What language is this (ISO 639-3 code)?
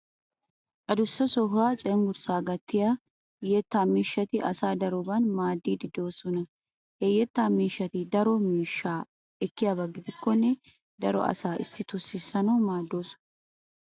wal